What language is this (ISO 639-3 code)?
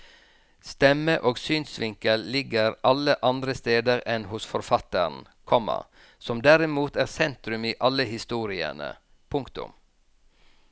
nor